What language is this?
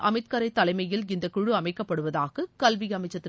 Tamil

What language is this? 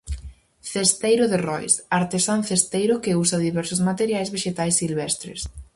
Galician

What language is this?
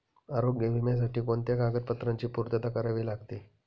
Marathi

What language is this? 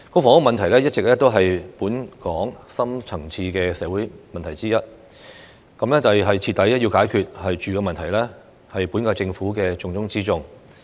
Cantonese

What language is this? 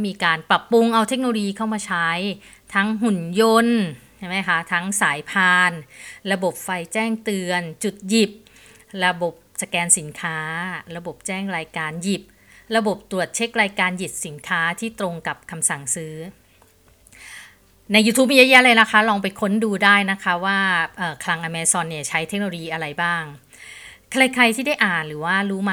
Thai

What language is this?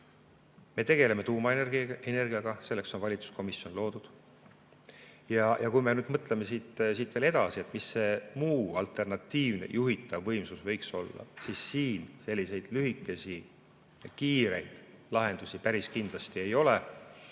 Estonian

